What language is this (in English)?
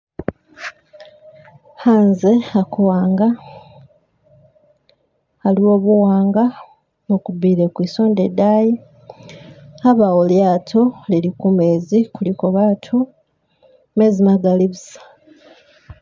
Masaaba